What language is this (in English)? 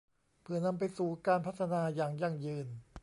Thai